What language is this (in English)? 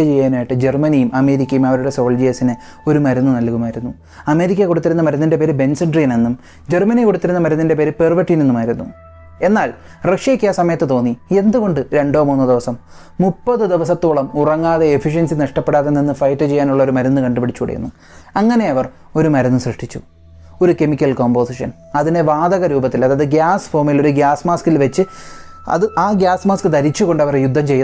Malayalam